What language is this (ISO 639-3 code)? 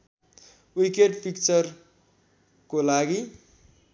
nep